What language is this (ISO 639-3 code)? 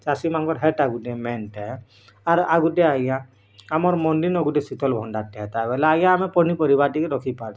ori